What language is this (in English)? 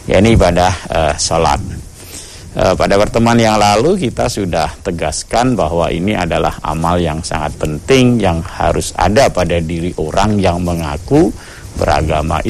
Indonesian